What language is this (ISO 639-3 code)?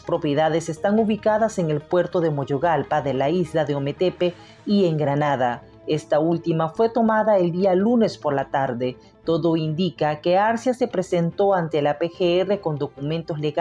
spa